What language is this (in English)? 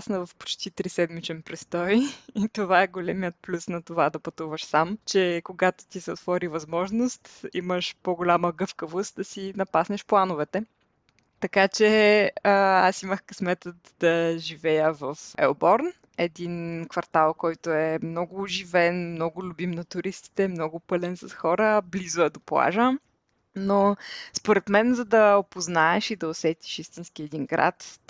Bulgarian